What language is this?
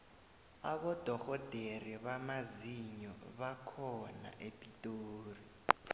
South Ndebele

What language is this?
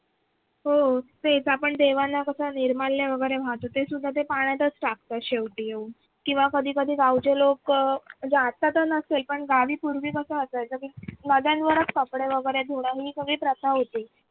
Marathi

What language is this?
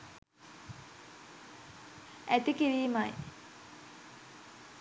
Sinhala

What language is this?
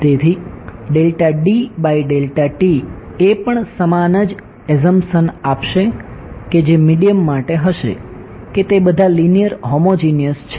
Gujarati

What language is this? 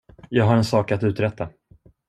Swedish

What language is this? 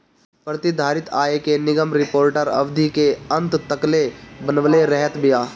Bhojpuri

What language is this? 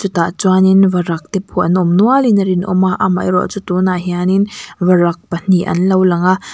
Mizo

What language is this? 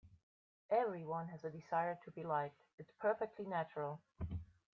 English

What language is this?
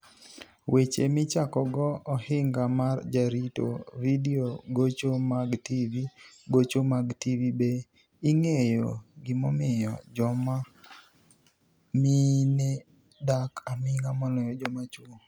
Luo (Kenya and Tanzania)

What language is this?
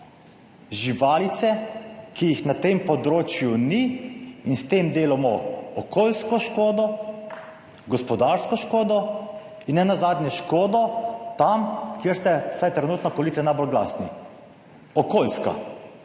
Slovenian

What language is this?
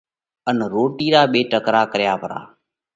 Parkari Koli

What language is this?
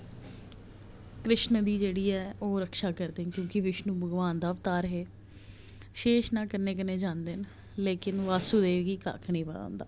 Dogri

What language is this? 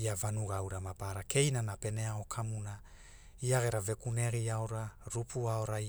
Hula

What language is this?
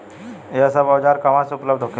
Bhojpuri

